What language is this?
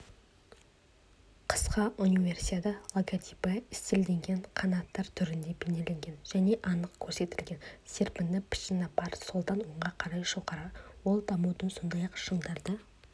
Kazakh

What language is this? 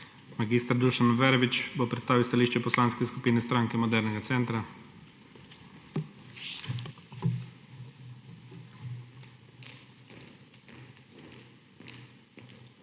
Slovenian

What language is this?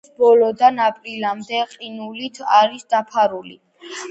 Georgian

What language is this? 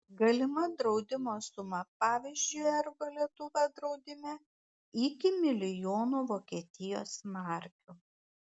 Lithuanian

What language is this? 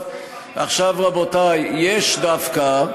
Hebrew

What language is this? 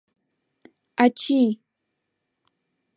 Mari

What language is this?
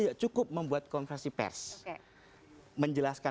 Indonesian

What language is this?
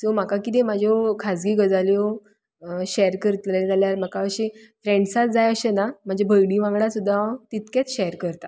Konkani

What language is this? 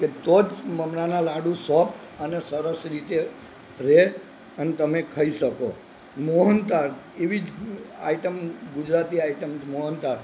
Gujarati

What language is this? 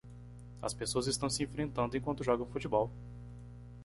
Portuguese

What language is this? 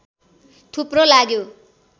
Nepali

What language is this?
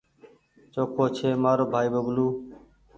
Goaria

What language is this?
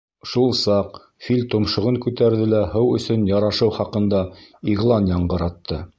Bashkir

